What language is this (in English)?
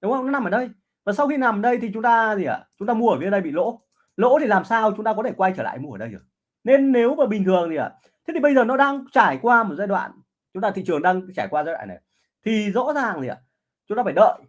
Vietnamese